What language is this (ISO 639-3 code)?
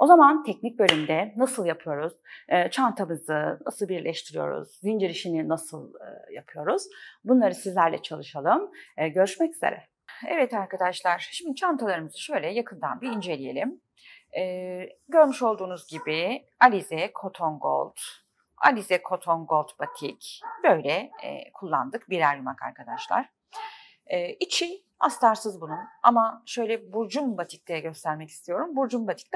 tur